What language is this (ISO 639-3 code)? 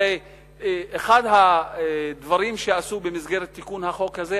heb